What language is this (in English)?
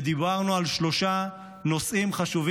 Hebrew